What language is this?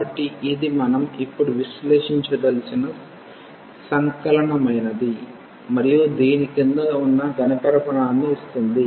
Telugu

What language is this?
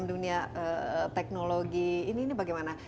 Indonesian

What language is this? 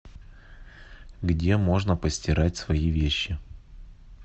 Russian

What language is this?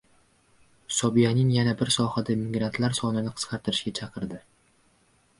Uzbek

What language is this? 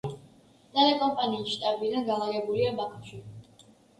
Georgian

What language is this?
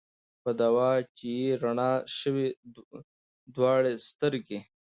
Pashto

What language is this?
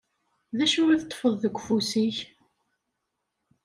Kabyle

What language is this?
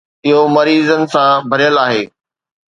Sindhi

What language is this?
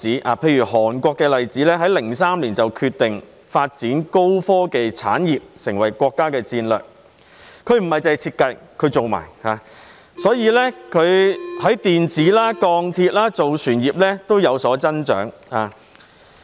Cantonese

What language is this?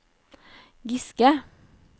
Norwegian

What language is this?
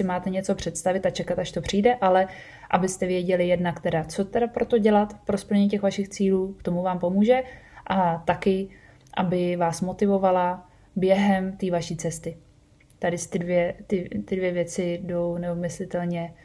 Czech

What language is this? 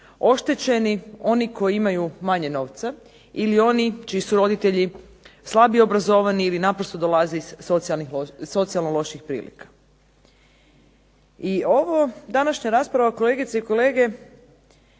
Croatian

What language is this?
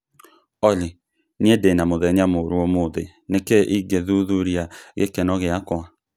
Kikuyu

